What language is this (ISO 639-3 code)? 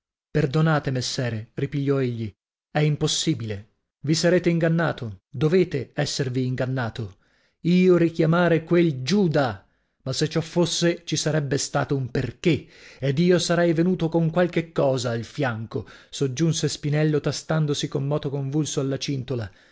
ita